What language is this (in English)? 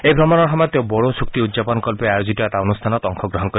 Assamese